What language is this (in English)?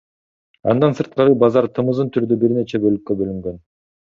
Kyrgyz